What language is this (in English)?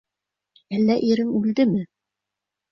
Bashkir